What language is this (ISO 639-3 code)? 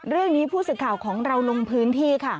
tha